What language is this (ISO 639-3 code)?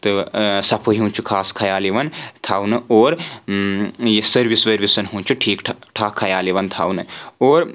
kas